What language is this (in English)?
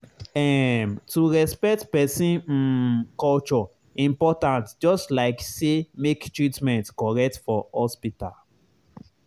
Nigerian Pidgin